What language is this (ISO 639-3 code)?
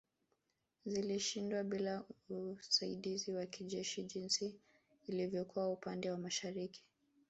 swa